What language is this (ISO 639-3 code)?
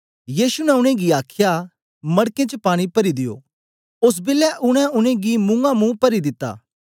doi